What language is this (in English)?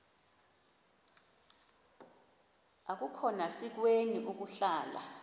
Xhosa